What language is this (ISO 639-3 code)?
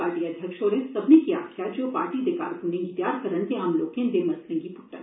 doi